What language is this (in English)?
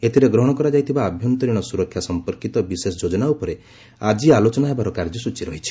Odia